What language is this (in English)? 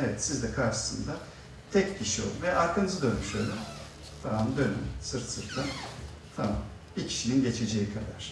Turkish